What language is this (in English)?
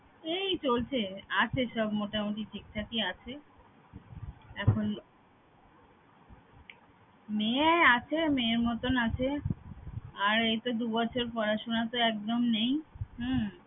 Bangla